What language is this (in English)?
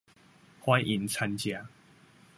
Chinese